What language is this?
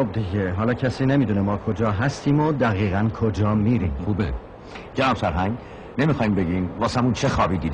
Persian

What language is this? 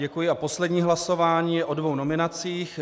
Czech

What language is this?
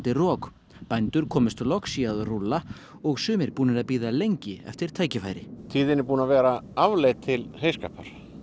Icelandic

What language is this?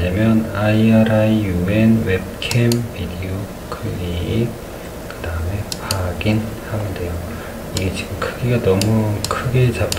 Korean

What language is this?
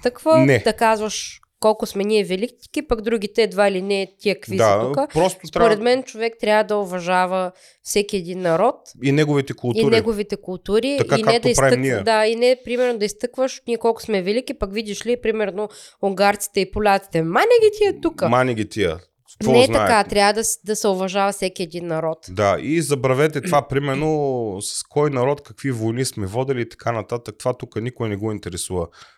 Bulgarian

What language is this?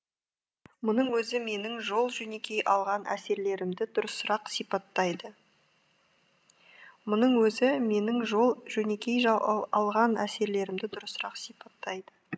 Kazakh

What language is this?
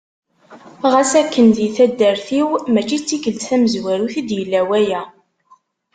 Kabyle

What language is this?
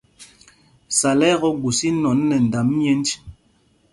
Mpumpong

